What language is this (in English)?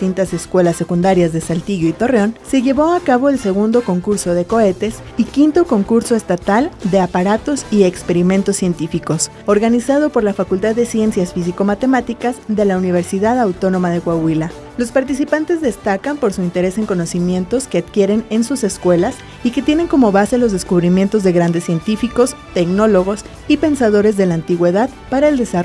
Spanish